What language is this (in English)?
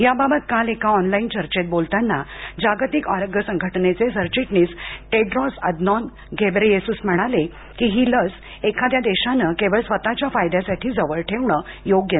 Marathi